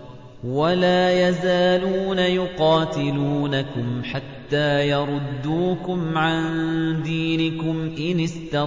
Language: Arabic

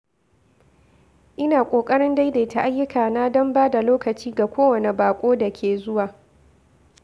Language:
Hausa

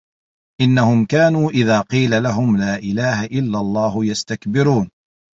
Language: Arabic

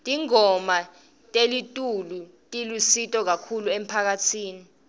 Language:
Swati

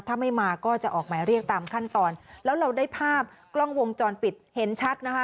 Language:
Thai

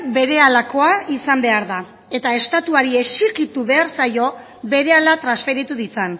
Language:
Basque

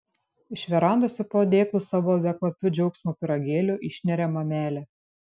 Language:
Lithuanian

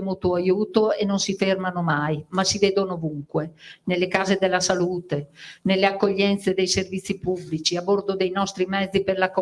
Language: Italian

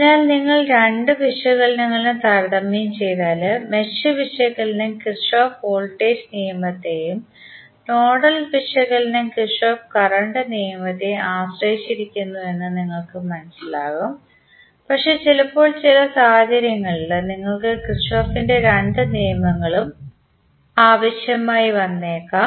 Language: Malayalam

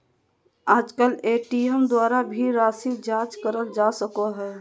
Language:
Magahi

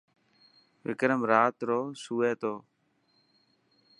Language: Dhatki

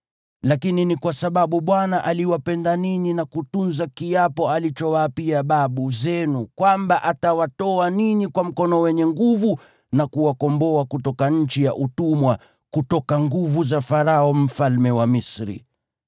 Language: Swahili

